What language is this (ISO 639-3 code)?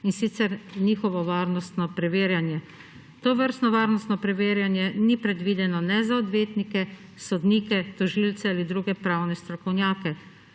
slv